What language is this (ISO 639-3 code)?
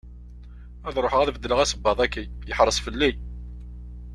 kab